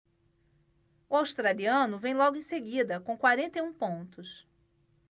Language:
Portuguese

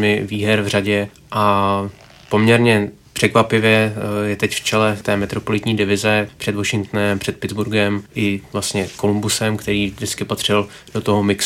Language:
Czech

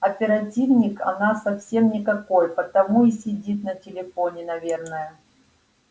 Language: Russian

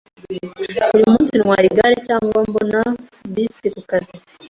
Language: Kinyarwanda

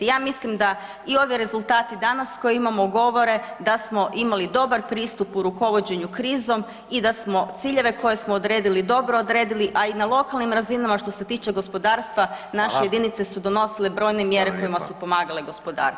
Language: Croatian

